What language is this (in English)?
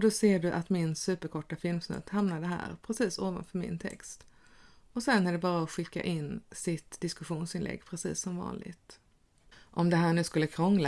Swedish